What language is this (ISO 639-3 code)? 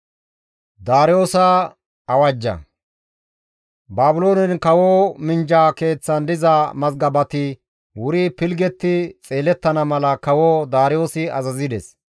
gmv